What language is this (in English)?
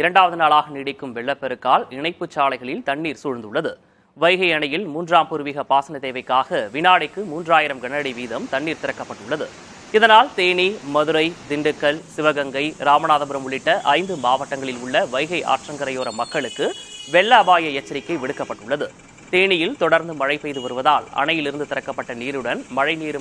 Tamil